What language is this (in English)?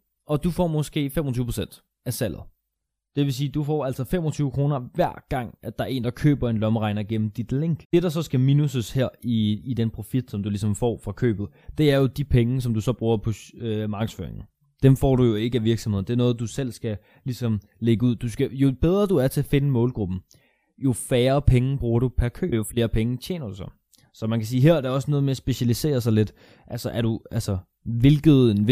Danish